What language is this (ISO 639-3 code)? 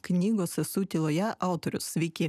lit